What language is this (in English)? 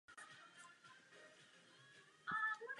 Czech